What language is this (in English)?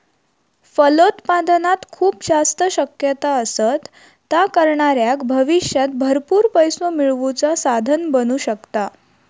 Marathi